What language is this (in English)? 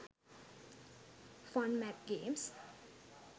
Sinhala